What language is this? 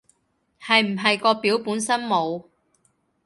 Cantonese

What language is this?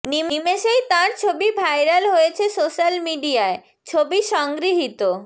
Bangla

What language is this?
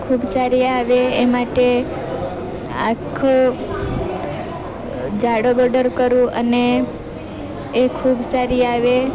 Gujarati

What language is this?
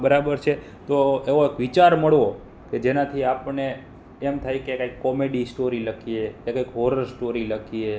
Gujarati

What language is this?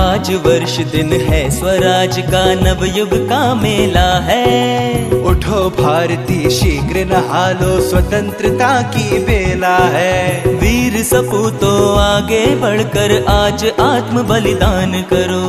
Hindi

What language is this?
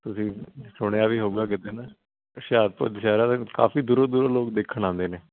Punjabi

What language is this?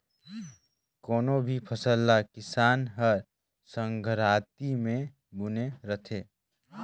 Chhattisgarhi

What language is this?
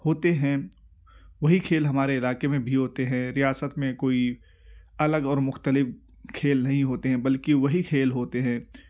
Urdu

